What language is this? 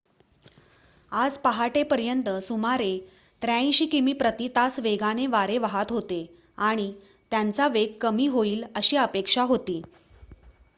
Marathi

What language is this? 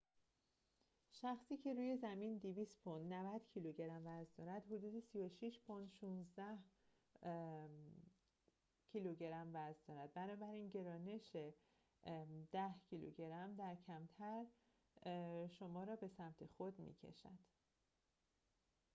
Persian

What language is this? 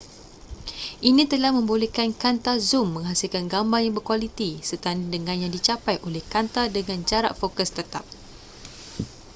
Malay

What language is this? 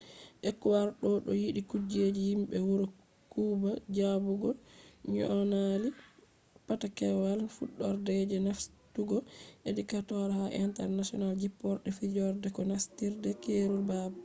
Fula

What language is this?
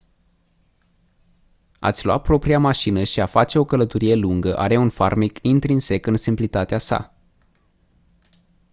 Romanian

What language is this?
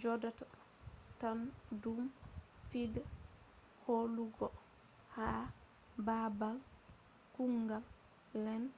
Fula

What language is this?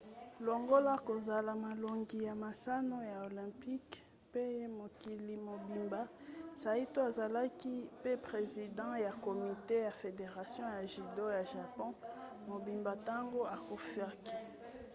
Lingala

